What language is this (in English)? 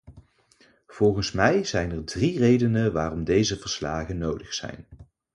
Dutch